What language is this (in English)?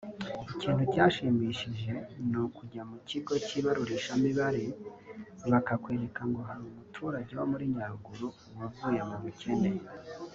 Kinyarwanda